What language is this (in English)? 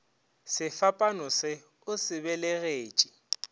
Northern Sotho